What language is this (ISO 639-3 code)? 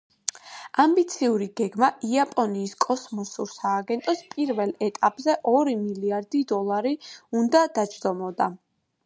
kat